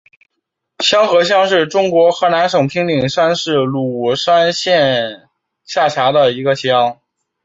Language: Chinese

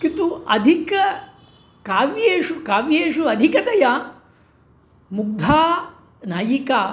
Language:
Sanskrit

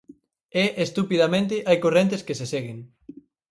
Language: Galician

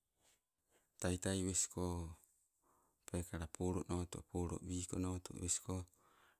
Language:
Sibe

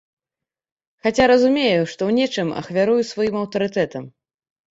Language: Belarusian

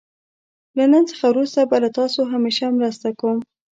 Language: Pashto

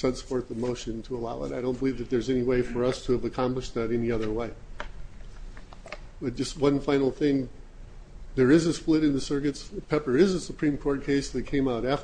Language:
English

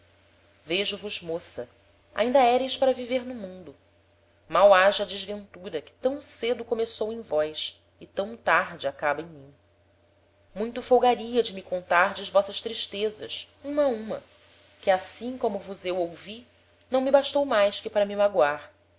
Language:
Portuguese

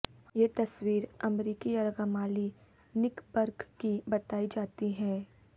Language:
Urdu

